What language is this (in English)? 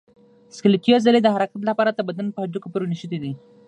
Pashto